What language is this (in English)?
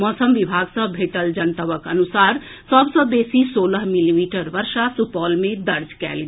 Maithili